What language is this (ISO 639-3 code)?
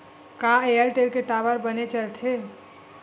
hne